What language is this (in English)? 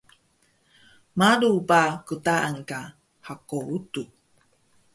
Taroko